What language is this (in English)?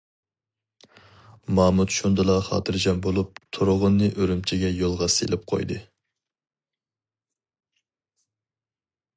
Uyghur